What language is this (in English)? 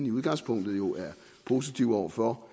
Danish